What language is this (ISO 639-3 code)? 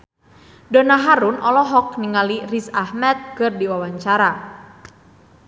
sun